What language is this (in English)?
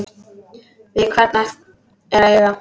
Icelandic